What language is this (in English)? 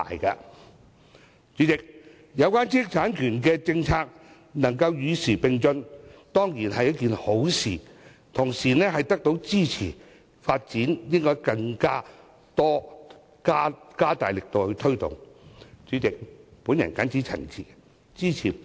Cantonese